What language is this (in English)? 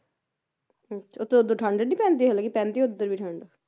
Punjabi